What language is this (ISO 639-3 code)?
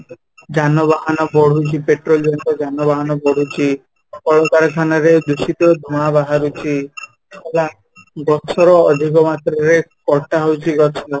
ori